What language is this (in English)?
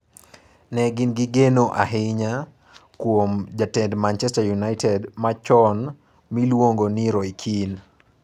Luo (Kenya and Tanzania)